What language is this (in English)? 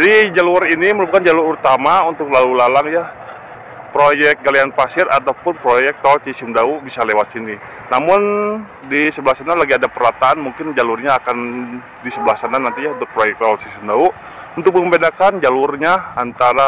Indonesian